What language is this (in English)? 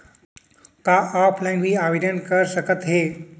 Chhattisgarhi